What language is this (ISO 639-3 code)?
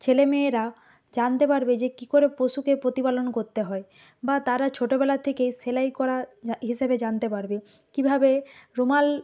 ben